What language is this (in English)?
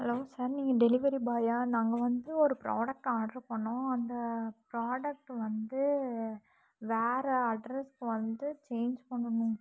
Tamil